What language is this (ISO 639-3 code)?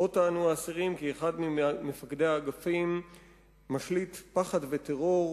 heb